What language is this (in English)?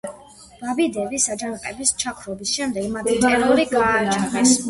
Georgian